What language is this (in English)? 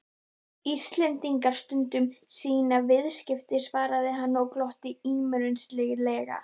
Icelandic